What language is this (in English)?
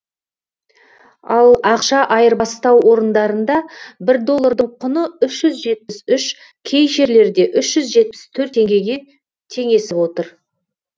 Kazakh